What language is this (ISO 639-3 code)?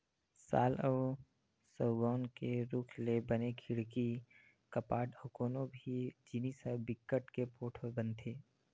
hne